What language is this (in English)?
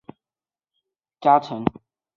Chinese